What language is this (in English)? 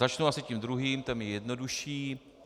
Czech